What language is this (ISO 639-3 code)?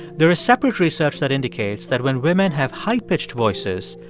eng